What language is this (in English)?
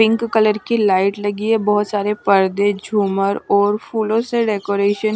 Hindi